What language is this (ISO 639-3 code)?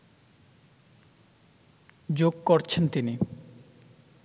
ben